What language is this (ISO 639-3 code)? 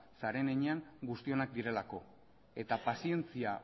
eus